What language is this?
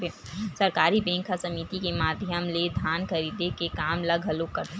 Chhattisgarhi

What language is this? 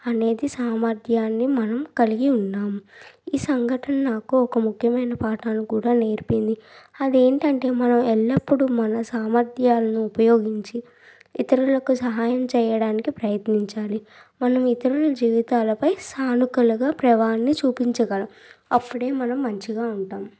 Telugu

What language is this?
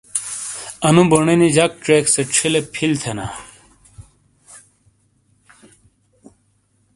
Shina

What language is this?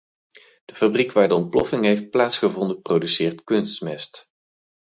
Dutch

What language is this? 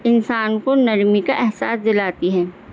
Urdu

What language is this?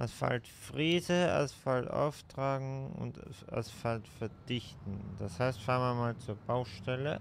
German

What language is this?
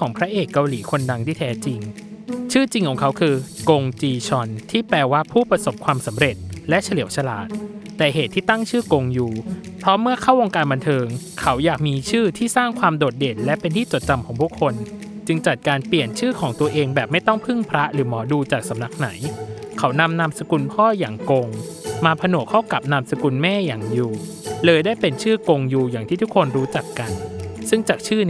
Thai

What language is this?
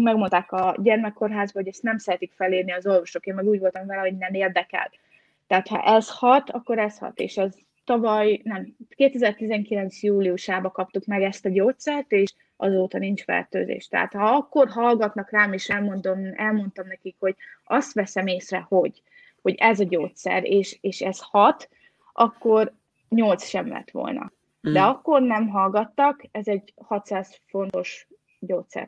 Hungarian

